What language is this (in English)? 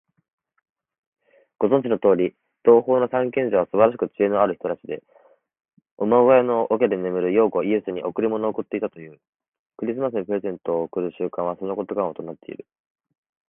Japanese